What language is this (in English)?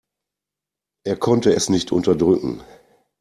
German